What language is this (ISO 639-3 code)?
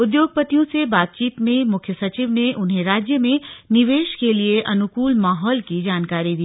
hin